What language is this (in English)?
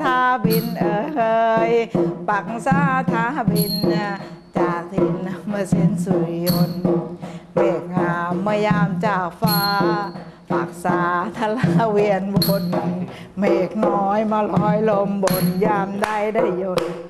Thai